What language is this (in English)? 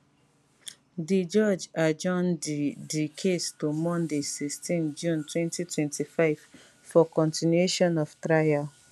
Nigerian Pidgin